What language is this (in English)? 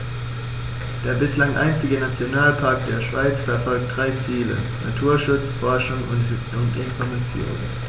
German